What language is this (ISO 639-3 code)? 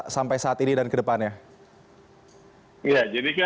ind